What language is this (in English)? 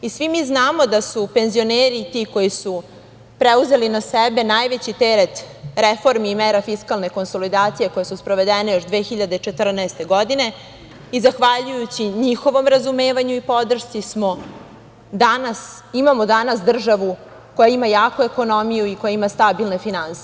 Serbian